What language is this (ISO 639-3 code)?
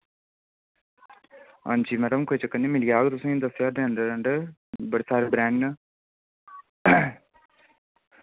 doi